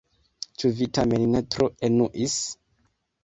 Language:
Esperanto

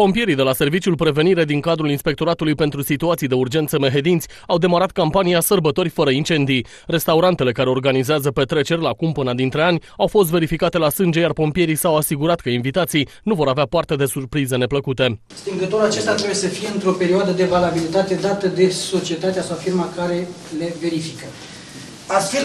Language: Romanian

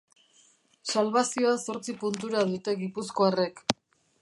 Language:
Basque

